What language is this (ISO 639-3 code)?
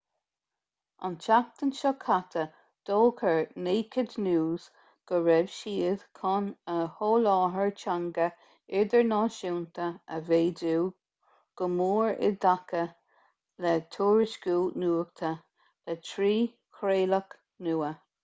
gle